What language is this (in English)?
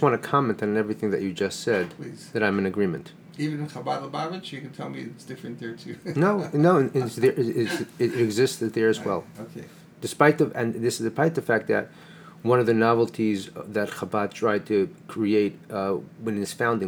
English